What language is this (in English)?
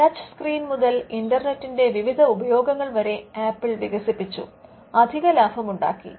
Malayalam